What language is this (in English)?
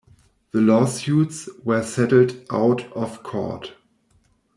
English